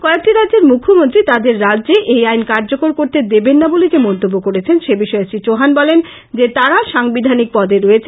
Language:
Bangla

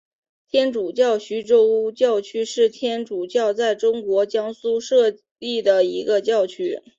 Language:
Chinese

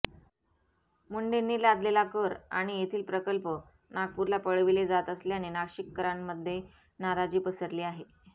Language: Marathi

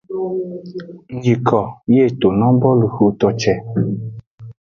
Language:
Aja (Benin)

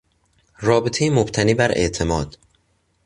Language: Persian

